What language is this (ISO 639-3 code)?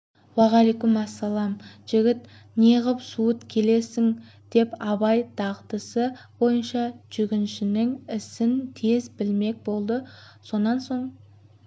kaz